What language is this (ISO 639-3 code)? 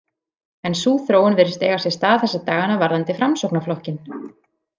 isl